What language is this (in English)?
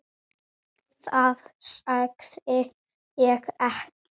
Icelandic